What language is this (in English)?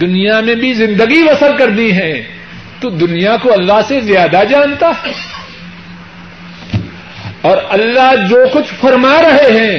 Urdu